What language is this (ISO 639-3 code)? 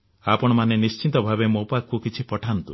ori